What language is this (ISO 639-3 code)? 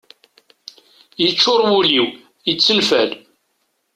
kab